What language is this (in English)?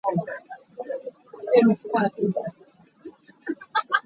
Hakha Chin